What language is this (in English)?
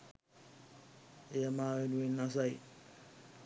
Sinhala